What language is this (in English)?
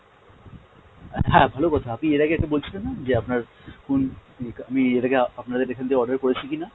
Bangla